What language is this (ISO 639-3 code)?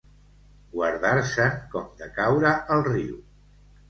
cat